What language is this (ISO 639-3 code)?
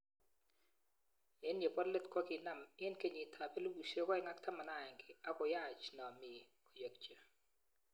kln